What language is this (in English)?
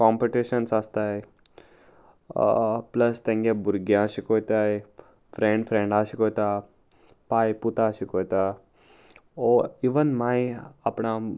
Konkani